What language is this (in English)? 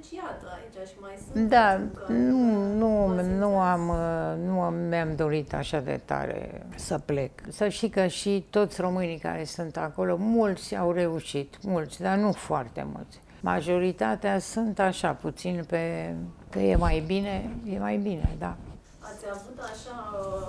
Romanian